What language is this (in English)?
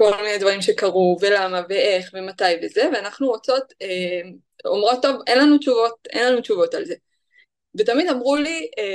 Hebrew